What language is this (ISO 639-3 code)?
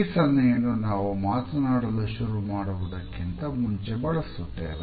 kan